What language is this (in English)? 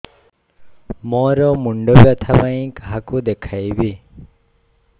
Odia